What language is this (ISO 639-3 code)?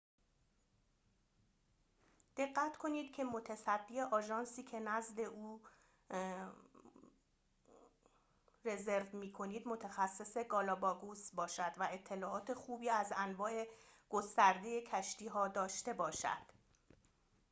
fas